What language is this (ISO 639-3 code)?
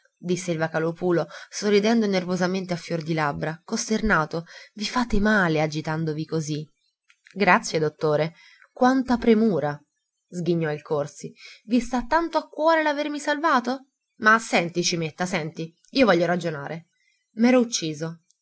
ita